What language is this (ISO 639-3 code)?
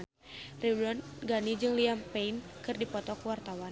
sun